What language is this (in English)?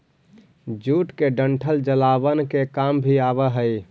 Magahi